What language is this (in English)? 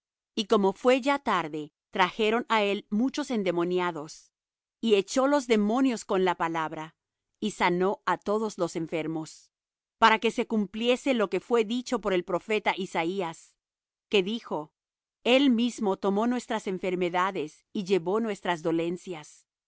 Spanish